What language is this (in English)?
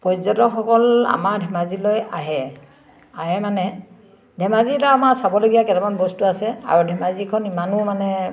Assamese